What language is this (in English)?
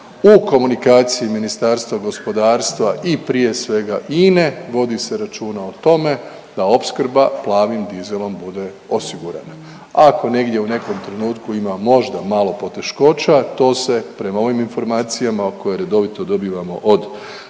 Croatian